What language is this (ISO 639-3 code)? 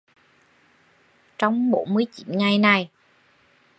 vie